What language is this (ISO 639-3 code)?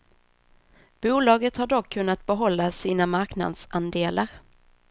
swe